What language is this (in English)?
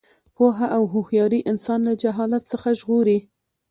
Pashto